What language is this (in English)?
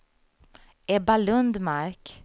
Swedish